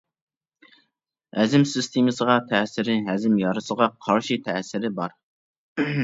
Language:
Uyghur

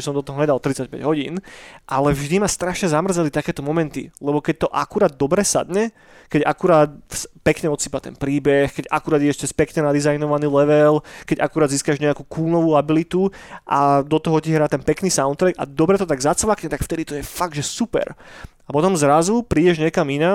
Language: Slovak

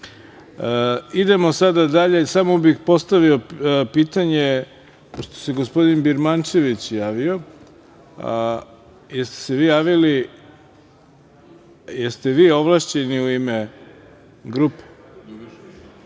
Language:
Serbian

